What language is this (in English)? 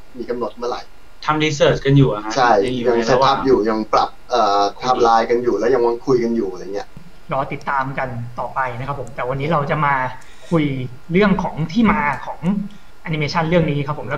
Thai